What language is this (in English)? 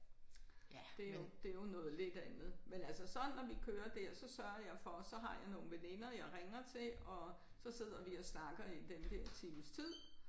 Danish